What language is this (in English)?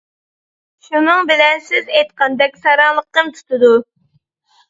Uyghur